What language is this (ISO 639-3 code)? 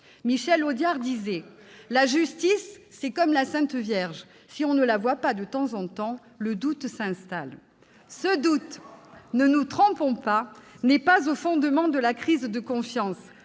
fra